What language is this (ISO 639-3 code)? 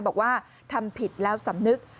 tha